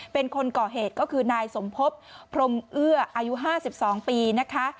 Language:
Thai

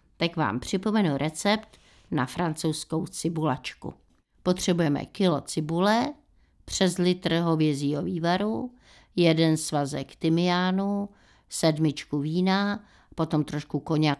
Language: Czech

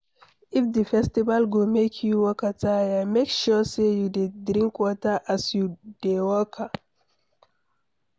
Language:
Nigerian Pidgin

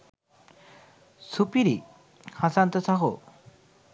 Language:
Sinhala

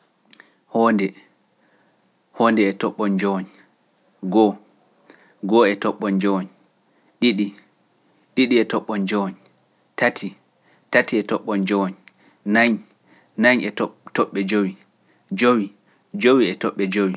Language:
Pular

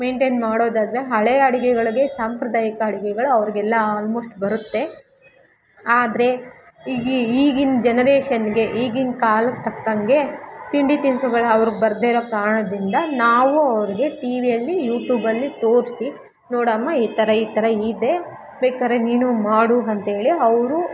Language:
Kannada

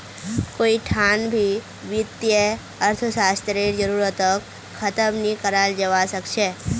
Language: Magahi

